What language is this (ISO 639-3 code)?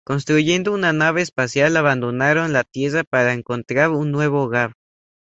spa